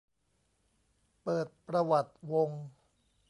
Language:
Thai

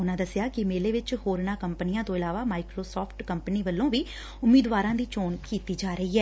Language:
Punjabi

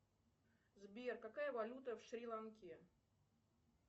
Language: Russian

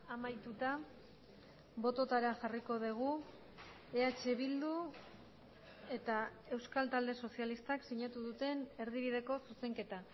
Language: Basque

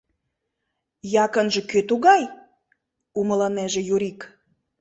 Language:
Mari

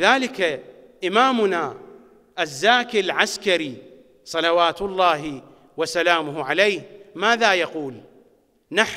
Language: Arabic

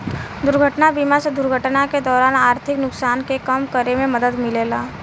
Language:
Bhojpuri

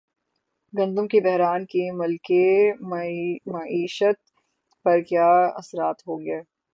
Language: Urdu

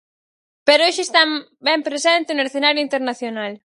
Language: Galician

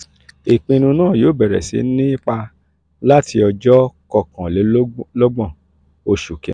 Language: Yoruba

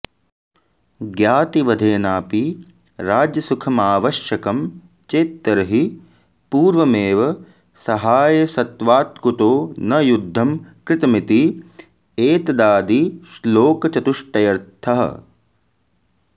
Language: Sanskrit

